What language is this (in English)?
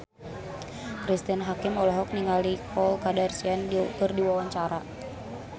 Sundanese